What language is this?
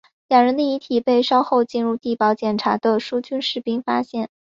Chinese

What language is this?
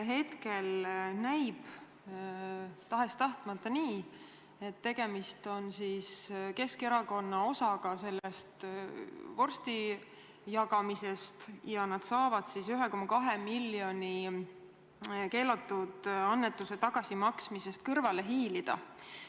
Estonian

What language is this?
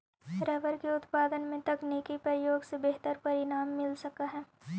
Magahi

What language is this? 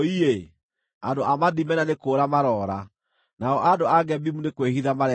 Kikuyu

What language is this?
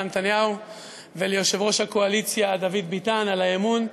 Hebrew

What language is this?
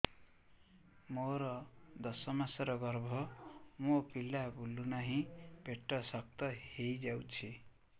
Odia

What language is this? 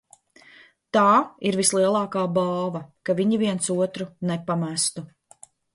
Latvian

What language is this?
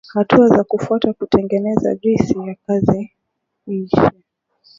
Swahili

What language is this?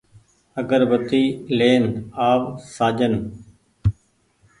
Goaria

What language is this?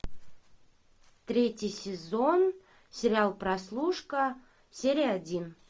Russian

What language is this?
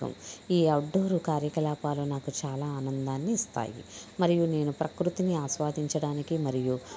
Telugu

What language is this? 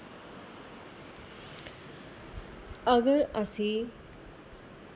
Dogri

